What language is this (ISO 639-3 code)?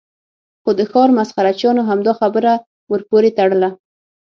pus